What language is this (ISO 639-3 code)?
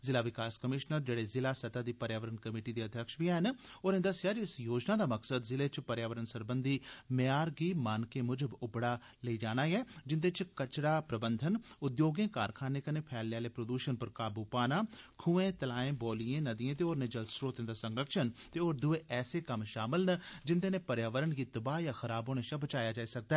doi